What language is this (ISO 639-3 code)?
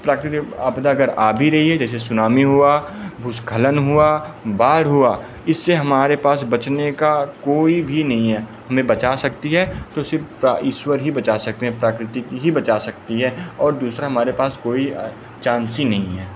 hin